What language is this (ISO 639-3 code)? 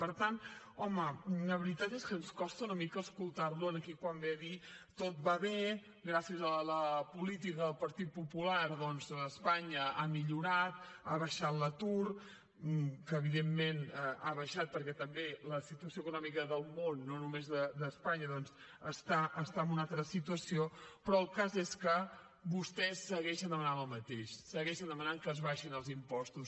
cat